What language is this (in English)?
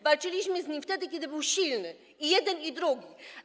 Polish